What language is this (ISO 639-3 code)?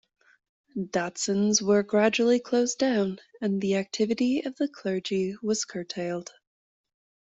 eng